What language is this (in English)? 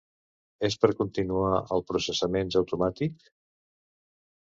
Catalan